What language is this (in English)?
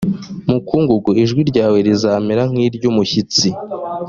Kinyarwanda